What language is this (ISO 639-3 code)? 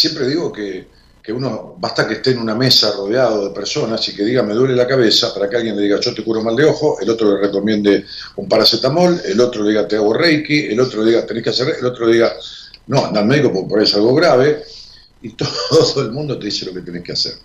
spa